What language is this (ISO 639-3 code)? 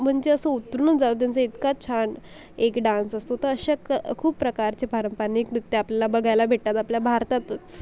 mar